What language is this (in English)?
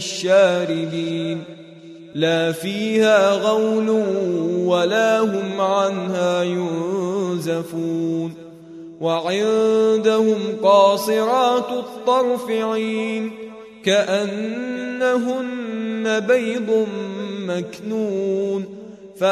Arabic